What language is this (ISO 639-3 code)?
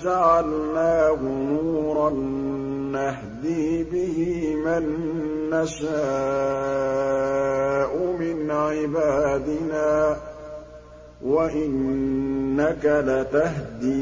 ara